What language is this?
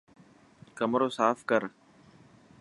Dhatki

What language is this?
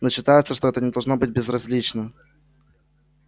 Russian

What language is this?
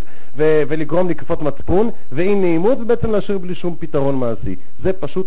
Hebrew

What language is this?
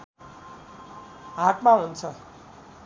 Nepali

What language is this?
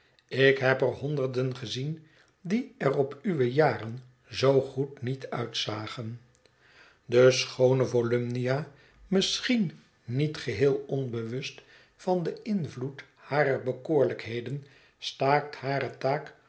Dutch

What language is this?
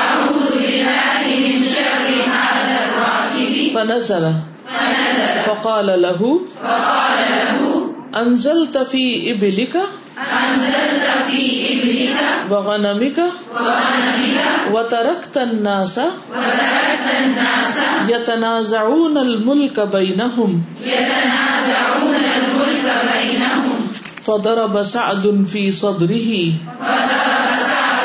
Urdu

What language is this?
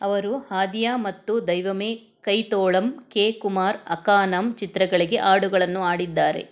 Kannada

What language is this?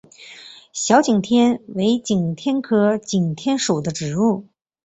Chinese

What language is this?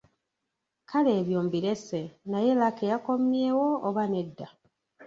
Ganda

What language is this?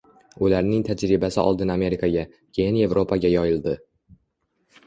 Uzbek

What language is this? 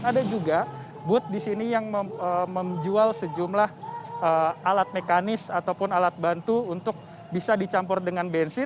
Indonesian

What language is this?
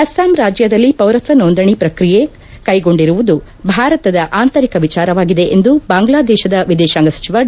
Kannada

